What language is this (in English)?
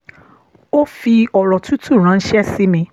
Yoruba